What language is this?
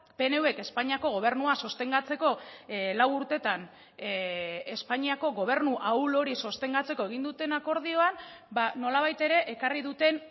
Basque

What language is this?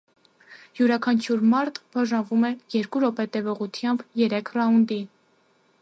Armenian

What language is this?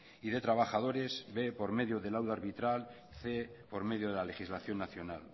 Spanish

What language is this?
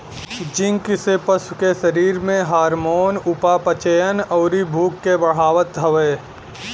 Bhojpuri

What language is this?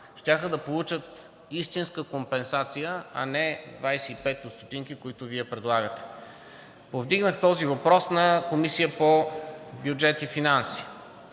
Bulgarian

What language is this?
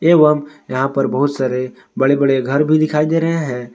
Hindi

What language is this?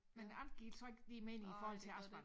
Danish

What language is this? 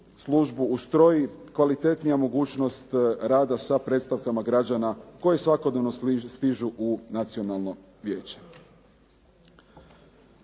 Croatian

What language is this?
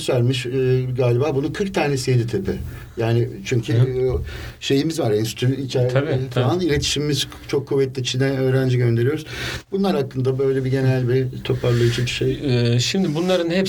Turkish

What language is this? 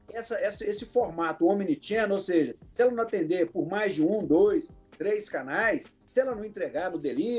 Portuguese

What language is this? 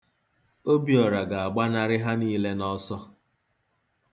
Igbo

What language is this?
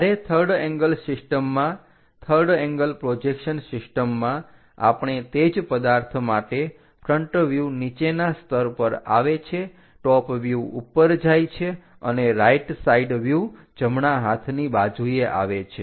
Gujarati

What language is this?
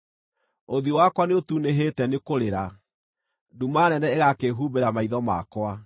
Kikuyu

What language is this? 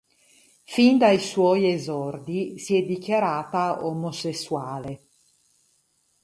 Italian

